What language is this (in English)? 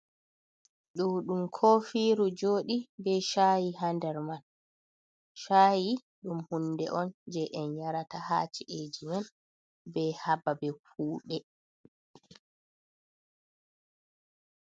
Fula